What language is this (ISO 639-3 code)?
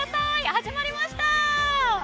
jpn